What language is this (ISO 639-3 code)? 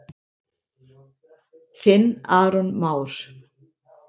isl